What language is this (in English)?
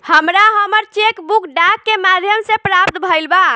Bhojpuri